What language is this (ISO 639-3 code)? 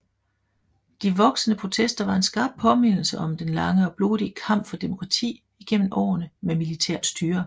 dan